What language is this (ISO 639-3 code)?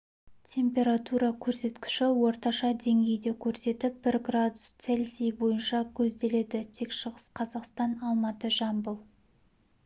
kaz